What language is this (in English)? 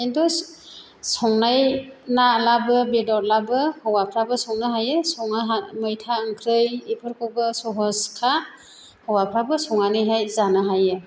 Bodo